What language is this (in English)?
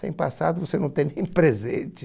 Portuguese